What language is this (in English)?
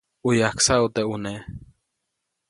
Copainalá Zoque